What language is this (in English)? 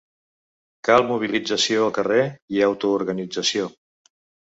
Catalan